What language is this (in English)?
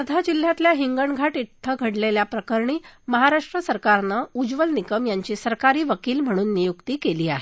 Marathi